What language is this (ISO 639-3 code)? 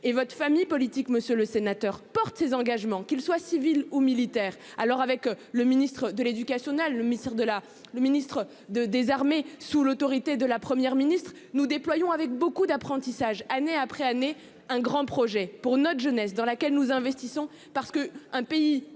fra